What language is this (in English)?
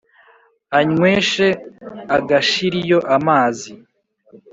Kinyarwanda